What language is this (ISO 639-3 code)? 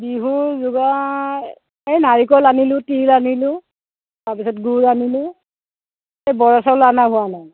asm